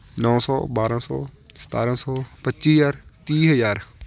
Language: Punjabi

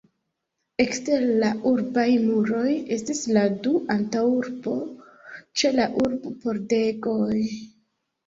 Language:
Esperanto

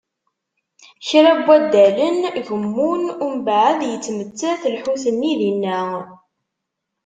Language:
Kabyle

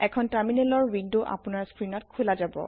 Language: Assamese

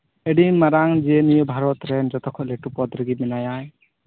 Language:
Santali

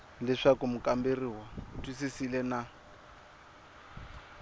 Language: Tsonga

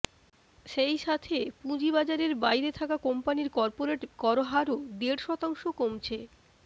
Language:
Bangla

